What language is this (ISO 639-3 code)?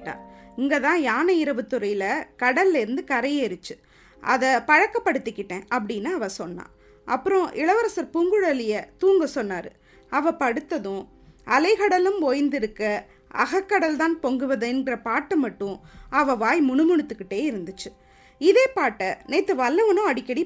tam